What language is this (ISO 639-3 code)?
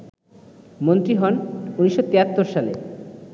ben